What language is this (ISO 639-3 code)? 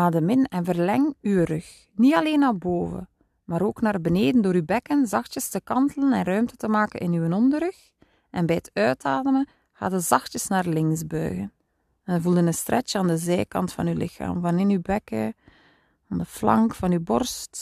nld